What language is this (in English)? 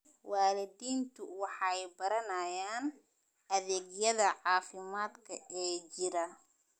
Somali